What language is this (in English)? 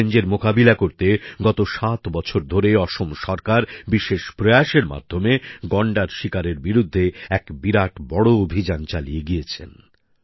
Bangla